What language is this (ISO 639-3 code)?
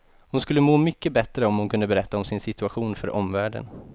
swe